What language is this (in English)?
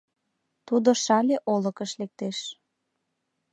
Mari